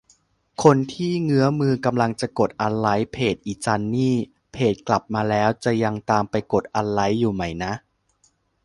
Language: Thai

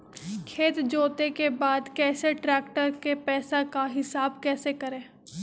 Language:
Magahi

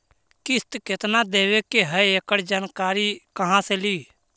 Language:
Magahi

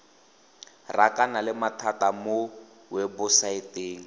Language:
Tswana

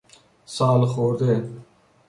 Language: Persian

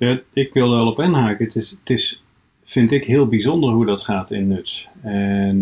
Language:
Dutch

